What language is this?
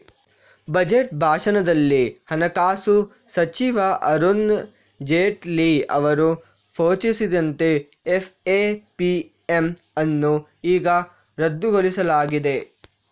Kannada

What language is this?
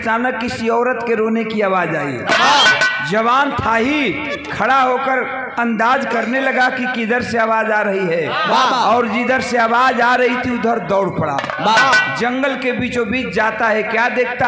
Hindi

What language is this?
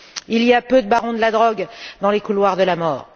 French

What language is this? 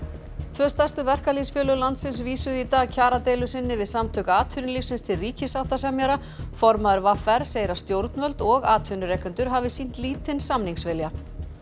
Icelandic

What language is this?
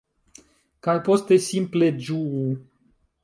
Esperanto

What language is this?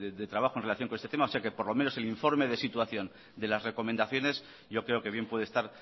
Spanish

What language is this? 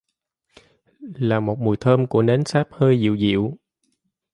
Vietnamese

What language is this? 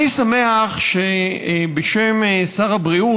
Hebrew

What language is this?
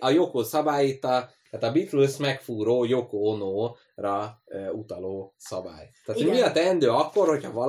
Hungarian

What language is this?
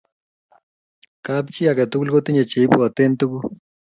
Kalenjin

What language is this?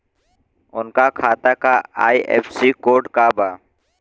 Bhojpuri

